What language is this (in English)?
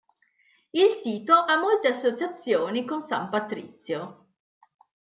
Italian